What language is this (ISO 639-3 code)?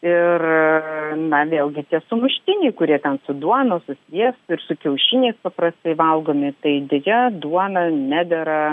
lit